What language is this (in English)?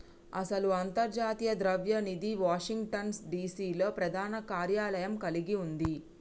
Telugu